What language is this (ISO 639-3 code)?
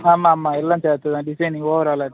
tam